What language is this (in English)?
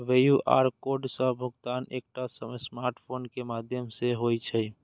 Maithili